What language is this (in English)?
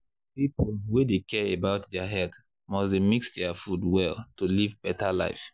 Nigerian Pidgin